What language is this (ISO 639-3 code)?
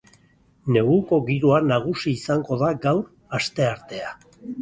eus